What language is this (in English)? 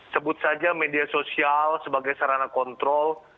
Indonesian